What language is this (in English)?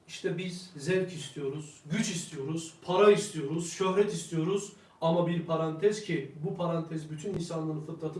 Turkish